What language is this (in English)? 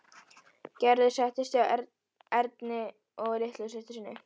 Icelandic